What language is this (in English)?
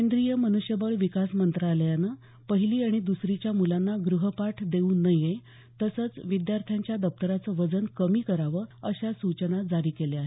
Marathi